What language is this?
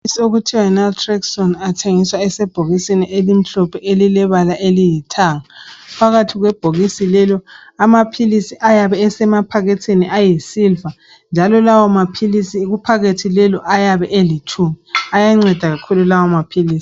North Ndebele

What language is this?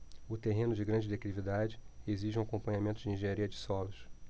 Portuguese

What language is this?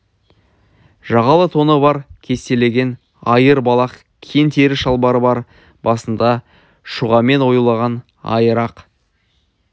Kazakh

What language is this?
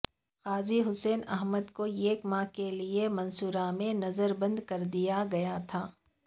Urdu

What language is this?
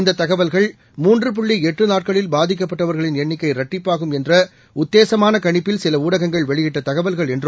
Tamil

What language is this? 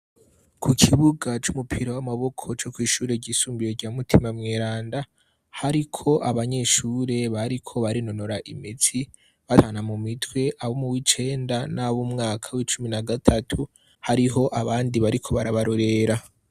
Rundi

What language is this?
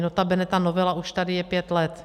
Czech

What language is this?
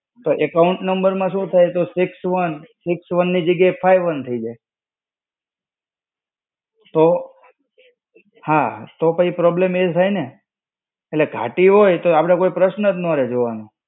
Gujarati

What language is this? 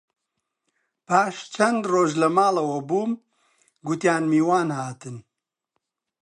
Central Kurdish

